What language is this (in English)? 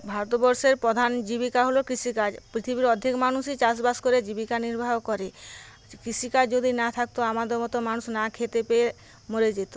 Bangla